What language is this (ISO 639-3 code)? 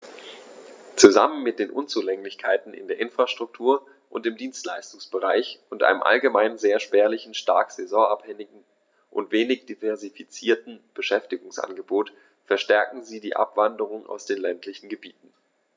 deu